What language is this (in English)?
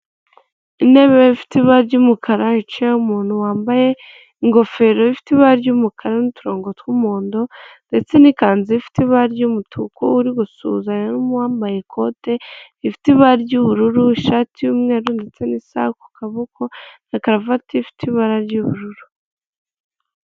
Kinyarwanda